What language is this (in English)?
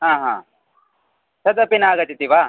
Sanskrit